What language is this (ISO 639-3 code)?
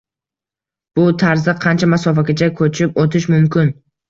uzb